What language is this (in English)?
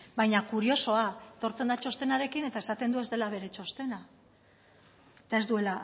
Basque